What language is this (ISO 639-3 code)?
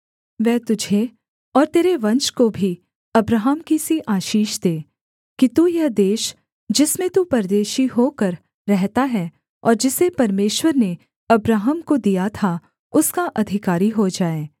hin